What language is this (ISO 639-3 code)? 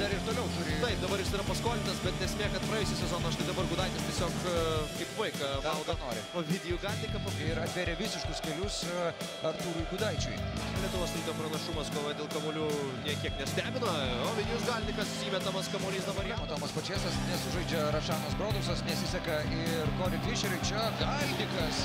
lit